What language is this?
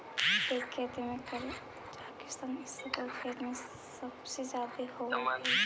Magahi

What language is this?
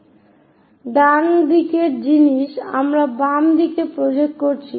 Bangla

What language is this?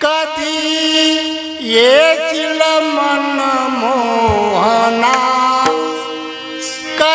Marathi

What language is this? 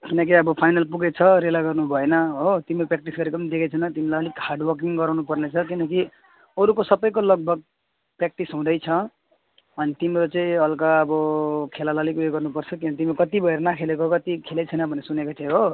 Nepali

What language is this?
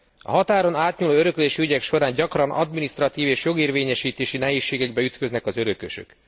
Hungarian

